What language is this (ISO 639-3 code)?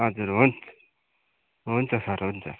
nep